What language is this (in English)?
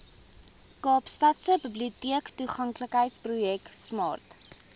Afrikaans